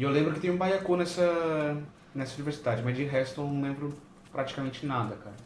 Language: Portuguese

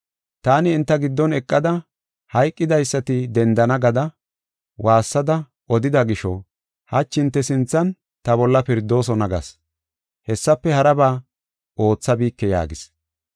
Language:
Gofa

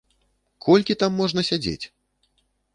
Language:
Belarusian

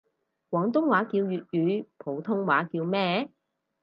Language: Cantonese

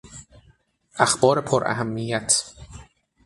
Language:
Persian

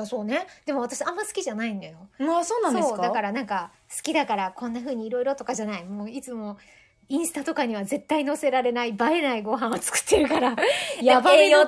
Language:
Japanese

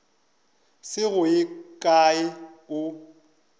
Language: Northern Sotho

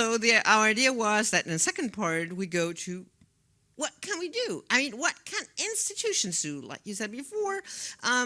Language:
English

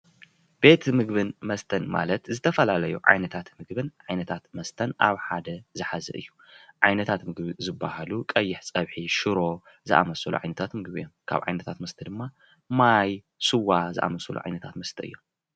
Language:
Tigrinya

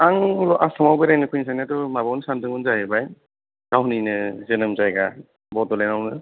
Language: Bodo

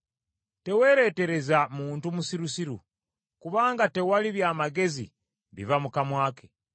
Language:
Ganda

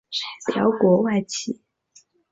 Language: Chinese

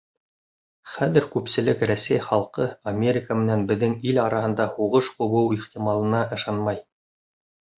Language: Bashkir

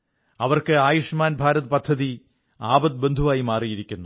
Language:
Malayalam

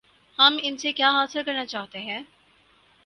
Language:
Urdu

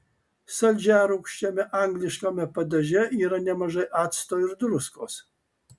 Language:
Lithuanian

